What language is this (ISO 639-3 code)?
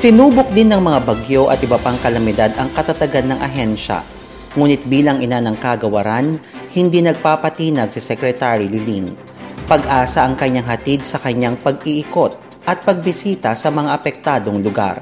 fil